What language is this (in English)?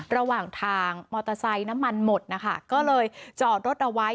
Thai